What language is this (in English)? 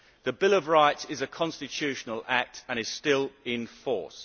English